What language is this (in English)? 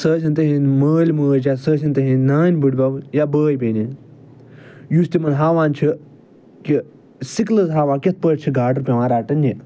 Kashmiri